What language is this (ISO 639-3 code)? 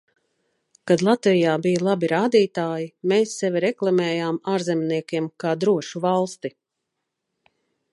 lav